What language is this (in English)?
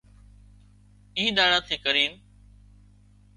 Wadiyara Koli